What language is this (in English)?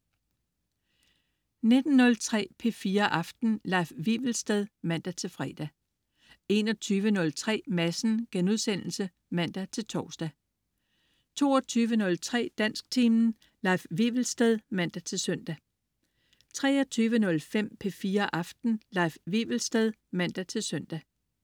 Danish